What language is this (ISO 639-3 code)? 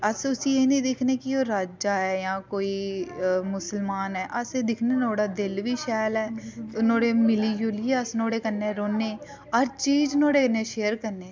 doi